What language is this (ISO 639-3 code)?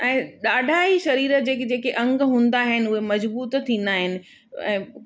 snd